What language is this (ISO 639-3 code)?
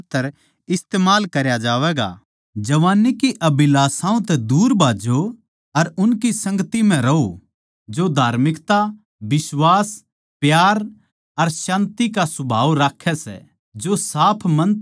bgc